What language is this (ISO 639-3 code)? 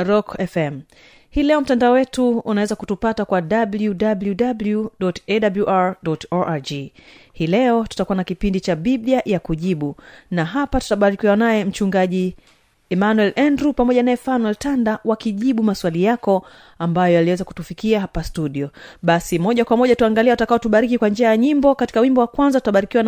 swa